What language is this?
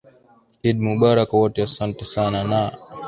Swahili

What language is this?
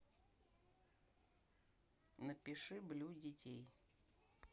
Russian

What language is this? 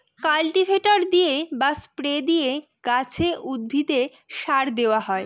Bangla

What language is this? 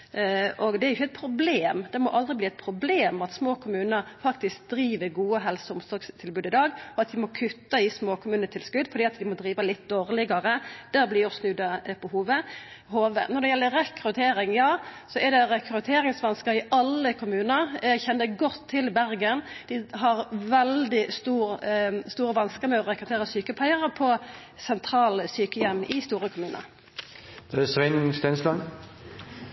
Norwegian Nynorsk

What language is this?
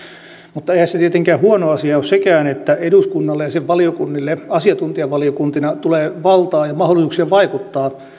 Finnish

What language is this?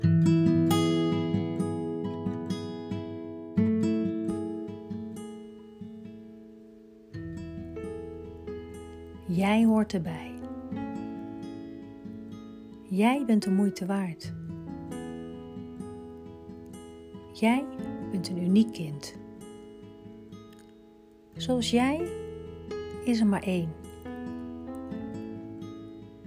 Dutch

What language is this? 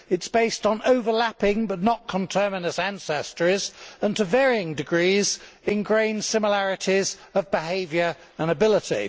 English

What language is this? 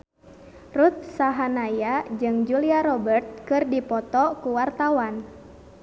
Sundanese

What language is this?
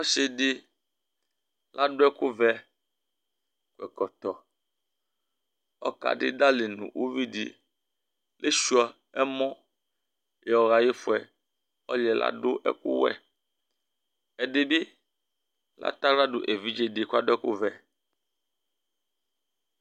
Ikposo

